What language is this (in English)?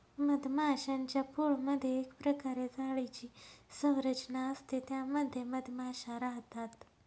Marathi